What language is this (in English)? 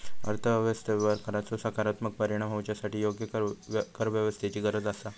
Marathi